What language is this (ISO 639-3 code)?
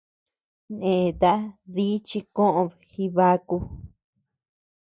cux